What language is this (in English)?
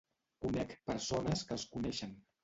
Catalan